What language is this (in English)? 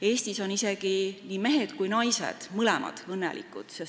Estonian